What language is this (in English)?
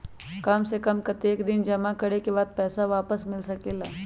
Magahi